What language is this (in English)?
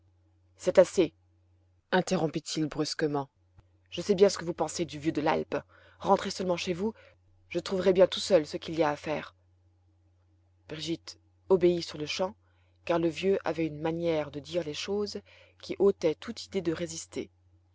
French